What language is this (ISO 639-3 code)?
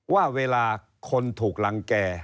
tha